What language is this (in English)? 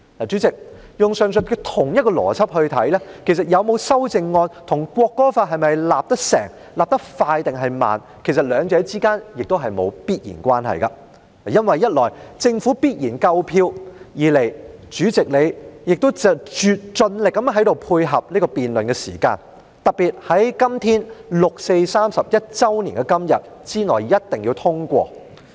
Cantonese